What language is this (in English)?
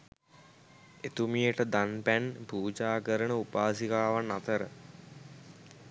Sinhala